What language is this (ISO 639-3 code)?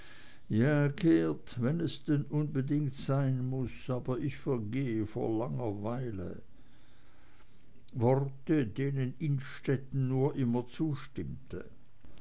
deu